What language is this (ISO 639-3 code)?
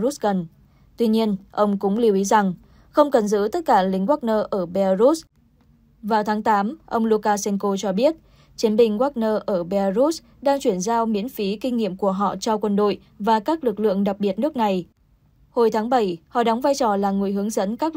vie